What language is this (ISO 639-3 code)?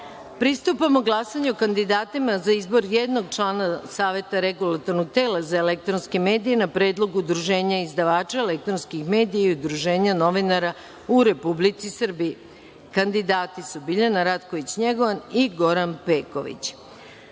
srp